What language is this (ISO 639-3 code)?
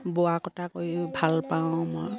asm